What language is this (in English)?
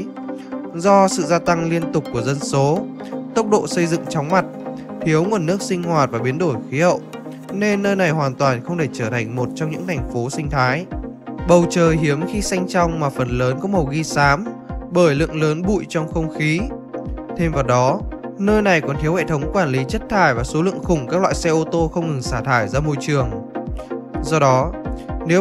Vietnamese